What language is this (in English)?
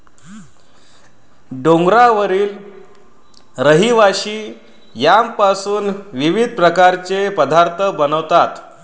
Marathi